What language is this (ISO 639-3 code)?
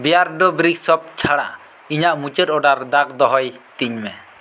sat